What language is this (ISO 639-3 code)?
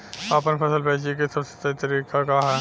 bho